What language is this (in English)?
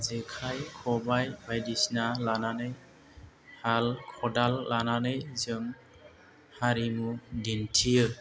Bodo